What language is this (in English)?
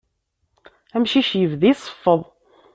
Kabyle